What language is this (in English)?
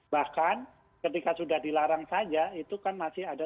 Indonesian